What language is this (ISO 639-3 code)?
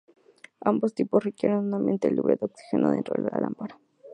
spa